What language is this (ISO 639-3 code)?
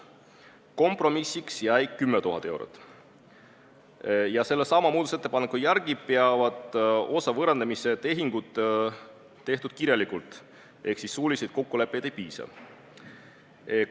est